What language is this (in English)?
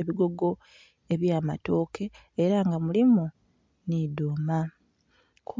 Soga